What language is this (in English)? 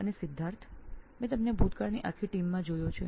Gujarati